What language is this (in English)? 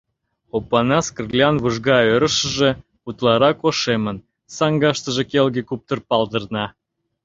Mari